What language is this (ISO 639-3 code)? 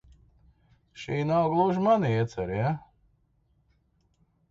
lav